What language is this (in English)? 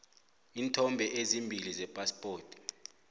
South Ndebele